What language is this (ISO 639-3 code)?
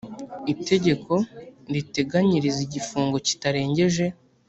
kin